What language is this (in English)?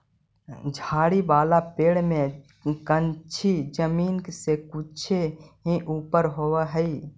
Magahi